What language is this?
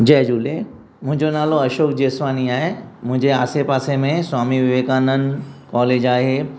Sindhi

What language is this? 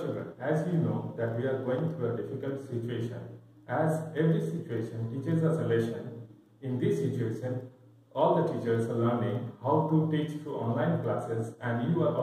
English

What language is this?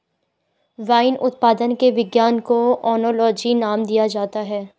Hindi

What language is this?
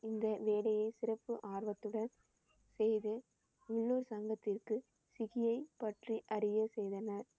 Tamil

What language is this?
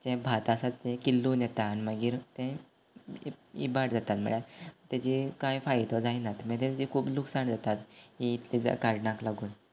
Konkani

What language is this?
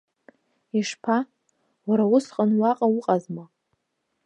Abkhazian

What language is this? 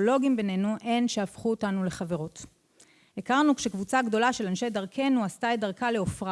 Hebrew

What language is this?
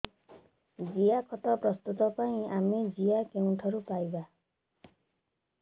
Odia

